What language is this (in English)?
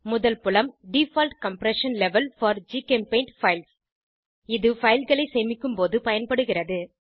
Tamil